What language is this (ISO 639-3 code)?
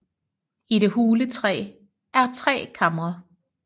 dan